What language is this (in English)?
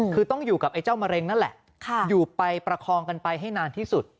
Thai